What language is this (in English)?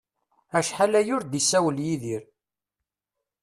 Kabyle